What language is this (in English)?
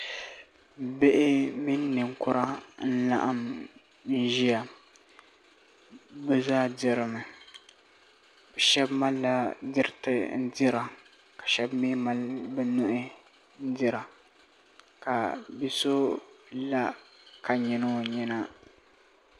Dagbani